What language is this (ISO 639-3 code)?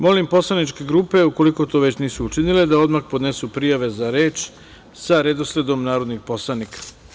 srp